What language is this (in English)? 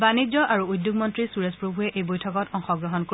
Assamese